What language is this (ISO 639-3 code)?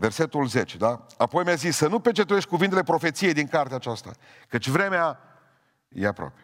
ron